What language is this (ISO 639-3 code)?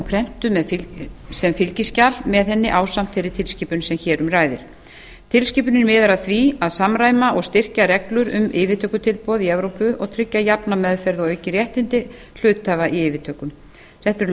isl